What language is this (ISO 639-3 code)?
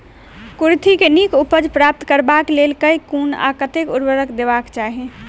mai